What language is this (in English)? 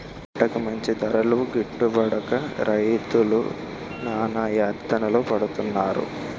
Telugu